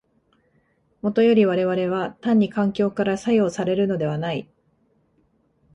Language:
Japanese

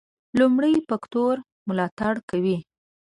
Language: Pashto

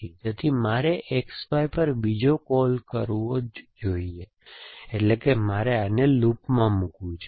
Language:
Gujarati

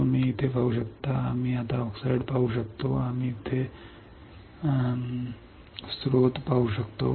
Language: Marathi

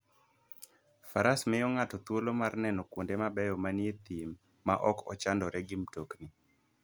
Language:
Luo (Kenya and Tanzania)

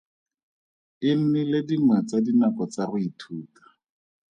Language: Tswana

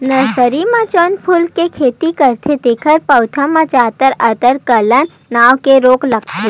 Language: Chhattisgarhi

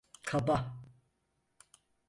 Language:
Turkish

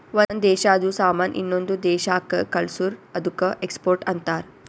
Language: Kannada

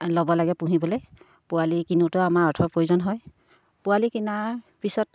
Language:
Assamese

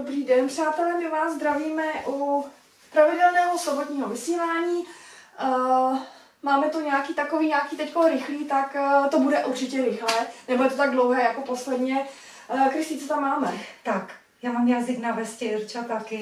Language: Czech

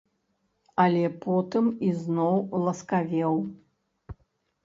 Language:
Belarusian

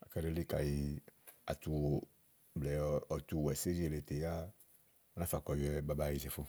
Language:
Igo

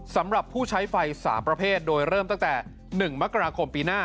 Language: Thai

